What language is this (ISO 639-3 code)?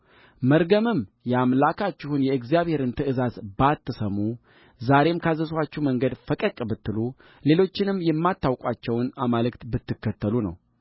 amh